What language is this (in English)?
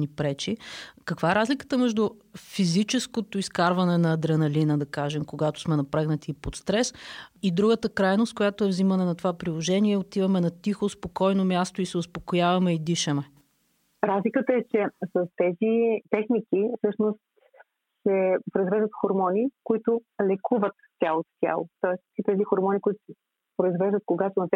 Bulgarian